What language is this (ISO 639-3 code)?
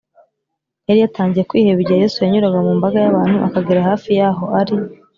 kin